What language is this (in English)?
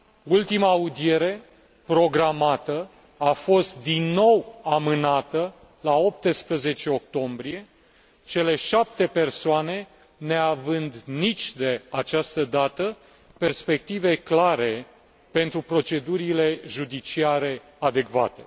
Romanian